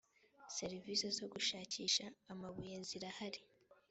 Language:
Kinyarwanda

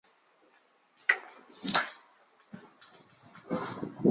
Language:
Chinese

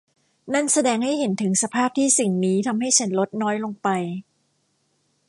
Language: Thai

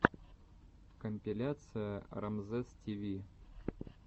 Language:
Russian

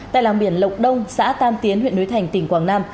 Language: Vietnamese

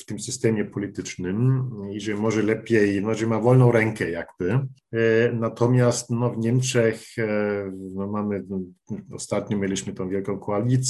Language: Polish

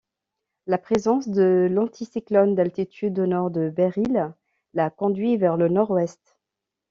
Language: French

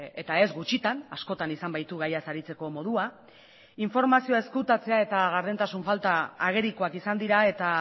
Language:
Basque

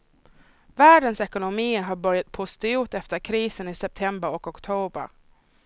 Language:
Swedish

